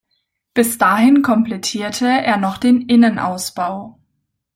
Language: German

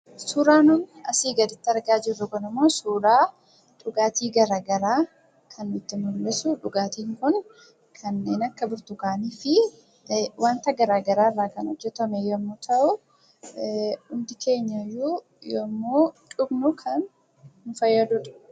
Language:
Oromo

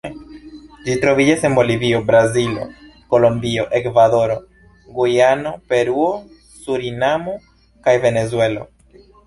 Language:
Esperanto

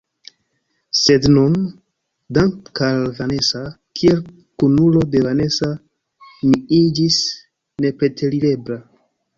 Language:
Esperanto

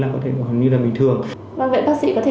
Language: Vietnamese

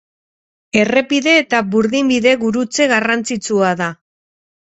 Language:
Basque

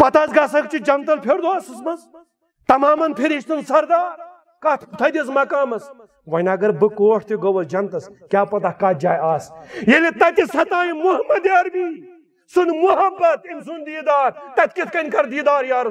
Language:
Romanian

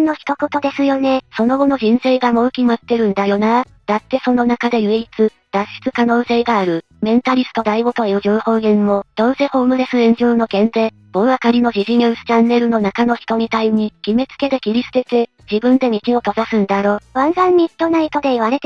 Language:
Japanese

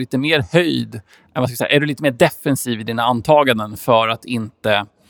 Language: Swedish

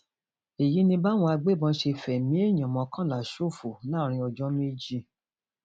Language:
Yoruba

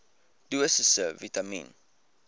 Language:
Afrikaans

